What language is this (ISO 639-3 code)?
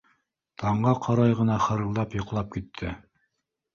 bak